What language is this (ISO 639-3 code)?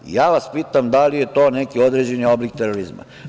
srp